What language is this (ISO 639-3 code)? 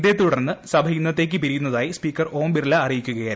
mal